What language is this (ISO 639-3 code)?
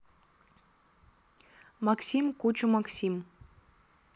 rus